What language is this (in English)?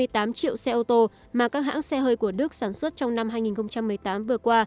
Vietnamese